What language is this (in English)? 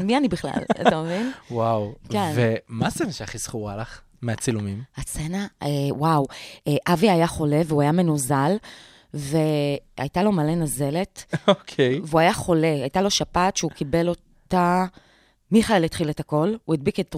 Hebrew